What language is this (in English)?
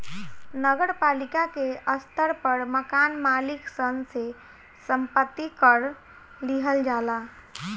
Bhojpuri